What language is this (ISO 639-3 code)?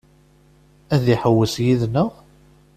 kab